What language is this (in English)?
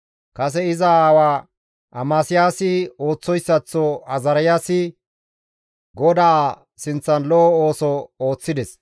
Gamo